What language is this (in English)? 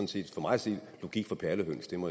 Danish